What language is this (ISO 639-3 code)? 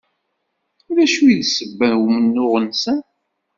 kab